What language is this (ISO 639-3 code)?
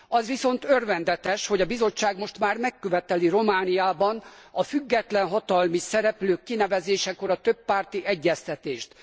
hun